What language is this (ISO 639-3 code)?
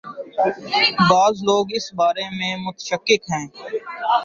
urd